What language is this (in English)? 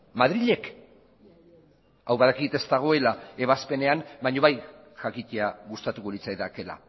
Basque